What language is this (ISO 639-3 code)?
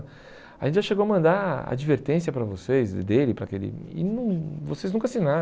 por